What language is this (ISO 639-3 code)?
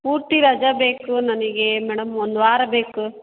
kan